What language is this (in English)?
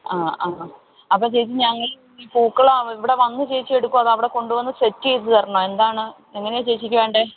Malayalam